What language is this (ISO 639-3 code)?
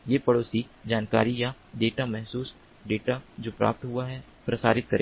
hin